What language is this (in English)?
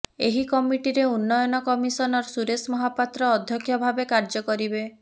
Odia